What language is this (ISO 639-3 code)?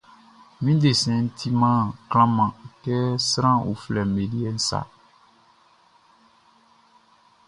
bci